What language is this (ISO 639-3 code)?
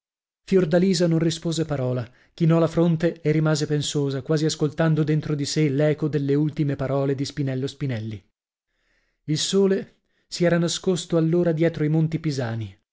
ita